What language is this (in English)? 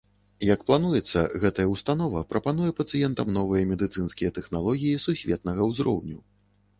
Belarusian